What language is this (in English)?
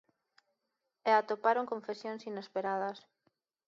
Galician